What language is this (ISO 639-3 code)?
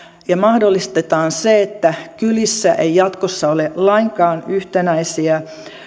fin